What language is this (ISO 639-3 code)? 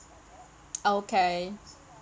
eng